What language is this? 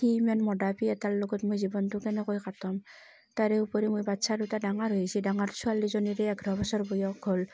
Assamese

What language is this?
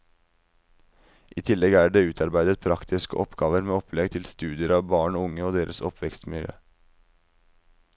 Norwegian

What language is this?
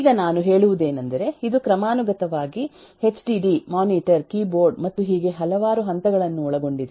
Kannada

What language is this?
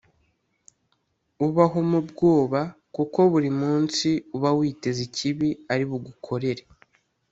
Kinyarwanda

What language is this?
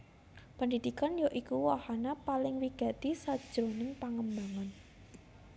Javanese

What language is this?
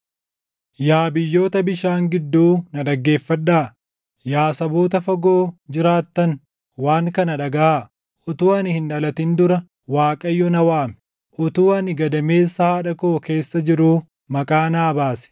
Oromo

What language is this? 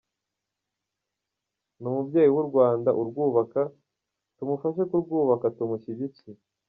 Kinyarwanda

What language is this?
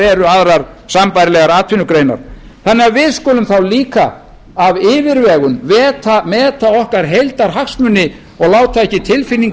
Icelandic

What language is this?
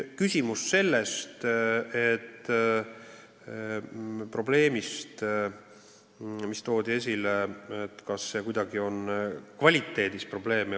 Estonian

